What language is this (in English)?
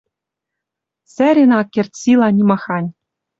Western Mari